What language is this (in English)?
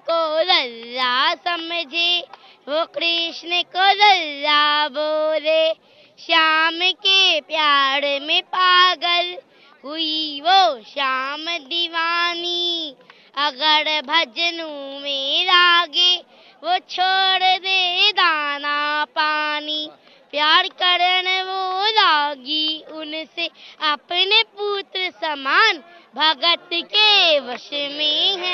Hindi